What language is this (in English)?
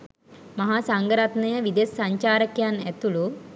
Sinhala